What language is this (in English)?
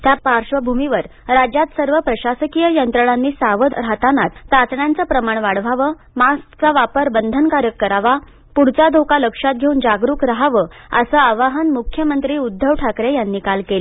Marathi